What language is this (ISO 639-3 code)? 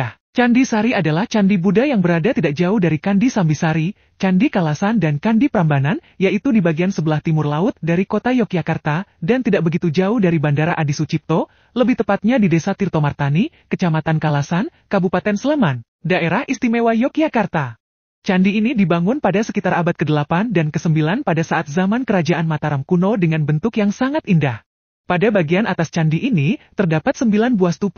ind